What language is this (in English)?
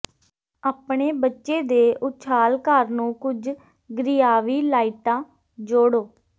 Punjabi